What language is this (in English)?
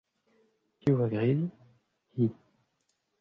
Breton